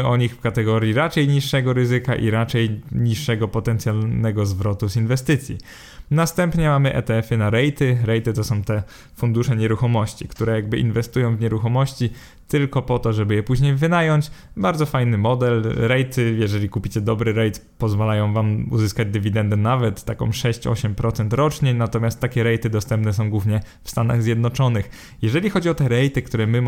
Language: Polish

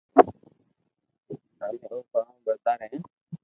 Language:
Loarki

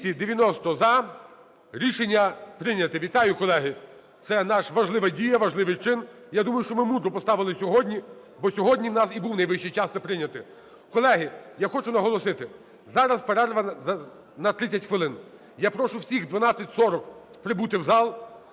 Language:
Ukrainian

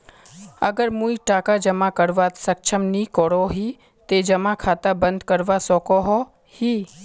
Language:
Magahi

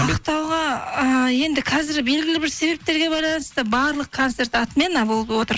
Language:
Kazakh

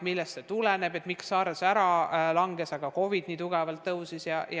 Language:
Estonian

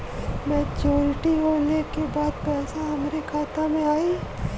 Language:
Bhojpuri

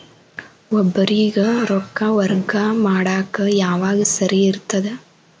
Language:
Kannada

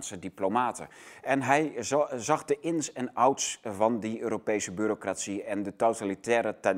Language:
Dutch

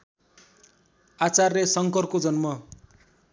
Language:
Nepali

